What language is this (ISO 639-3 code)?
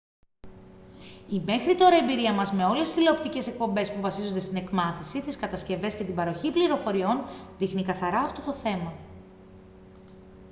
ell